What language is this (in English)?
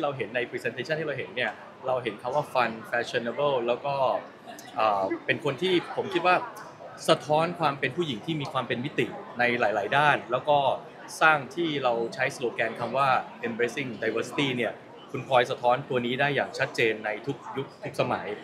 Thai